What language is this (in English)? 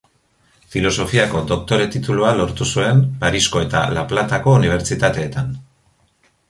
Basque